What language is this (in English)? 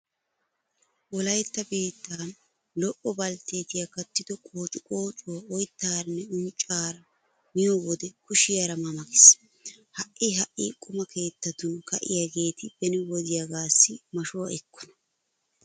Wolaytta